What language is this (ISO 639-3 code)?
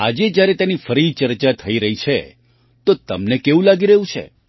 guj